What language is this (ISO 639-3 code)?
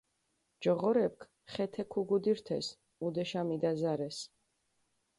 xmf